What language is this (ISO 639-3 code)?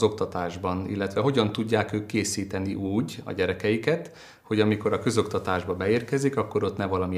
hun